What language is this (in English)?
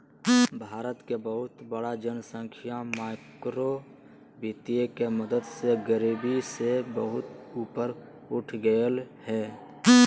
Magahi